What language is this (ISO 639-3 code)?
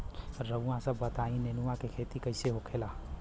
bho